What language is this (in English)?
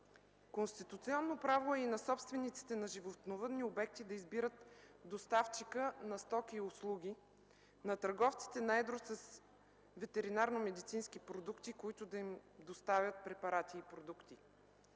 Bulgarian